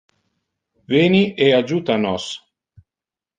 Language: Interlingua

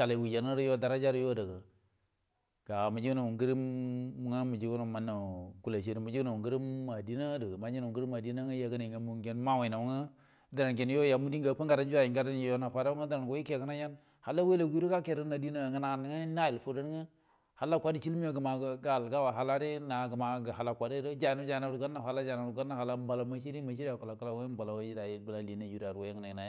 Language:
Buduma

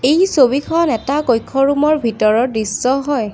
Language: Assamese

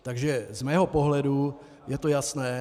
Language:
Czech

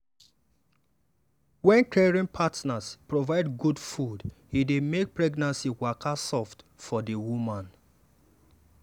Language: Nigerian Pidgin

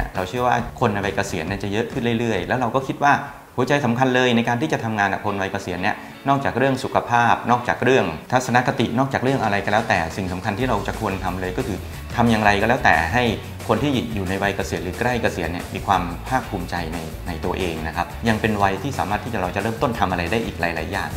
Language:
Thai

